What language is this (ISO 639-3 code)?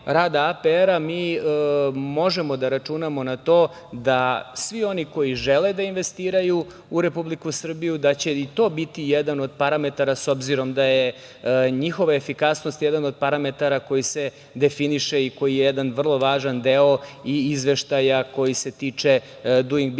srp